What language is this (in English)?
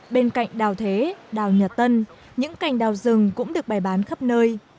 Vietnamese